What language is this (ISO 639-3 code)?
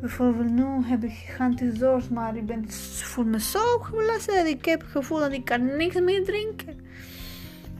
nld